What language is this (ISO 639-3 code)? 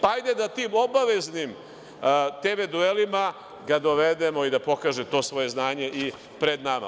srp